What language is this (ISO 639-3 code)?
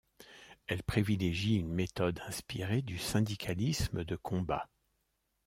fra